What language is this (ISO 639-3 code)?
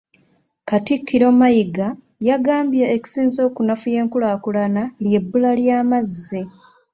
lug